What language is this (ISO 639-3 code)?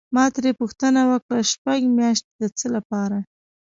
pus